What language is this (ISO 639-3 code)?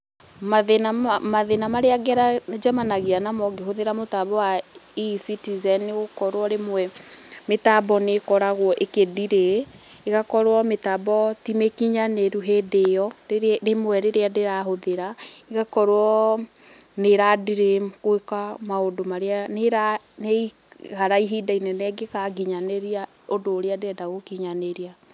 kik